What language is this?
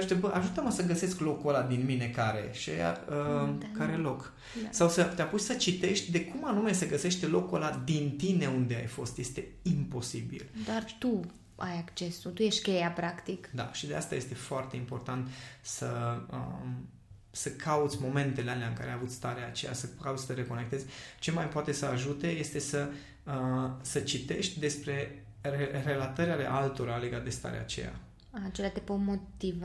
Romanian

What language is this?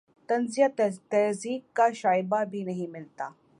Urdu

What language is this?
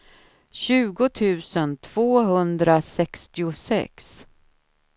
Swedish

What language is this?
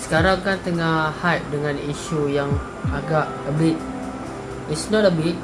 Malay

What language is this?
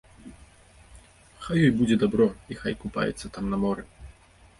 Belarusian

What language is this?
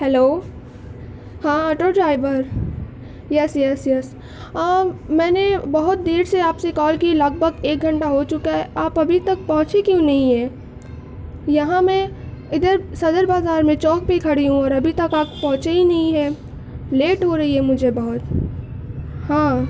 Urdu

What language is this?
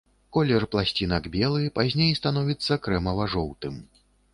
Belarusian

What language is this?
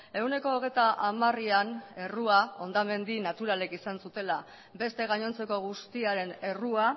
Basque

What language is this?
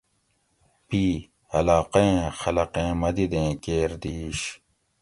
Gawri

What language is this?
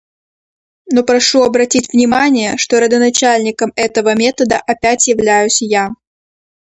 Russian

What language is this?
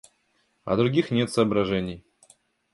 Russian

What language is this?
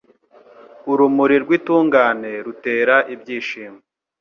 Kinyarwanda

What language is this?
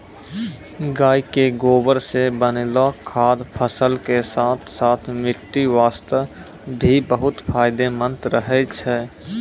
Maithili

